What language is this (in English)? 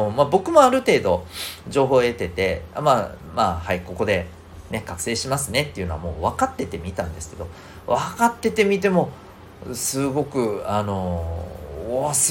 Japanese